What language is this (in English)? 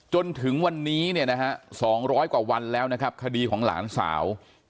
Thai